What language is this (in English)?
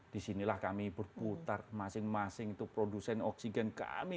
Indonesian